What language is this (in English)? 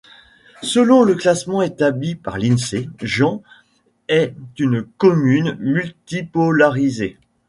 French